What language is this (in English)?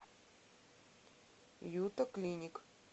Russian